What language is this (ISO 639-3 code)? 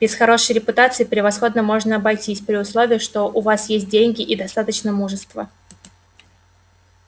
rus